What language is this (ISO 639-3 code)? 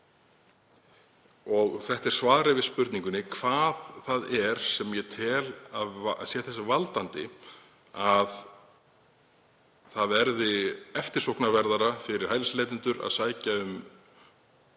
isl